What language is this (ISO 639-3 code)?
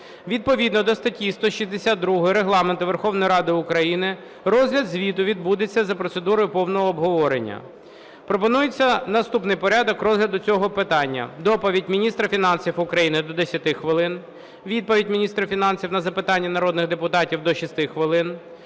ukr